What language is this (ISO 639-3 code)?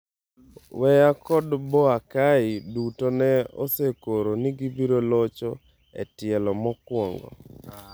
luo